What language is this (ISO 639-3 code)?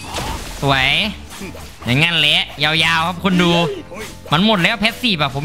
tha